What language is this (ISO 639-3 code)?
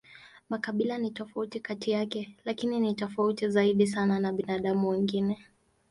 swa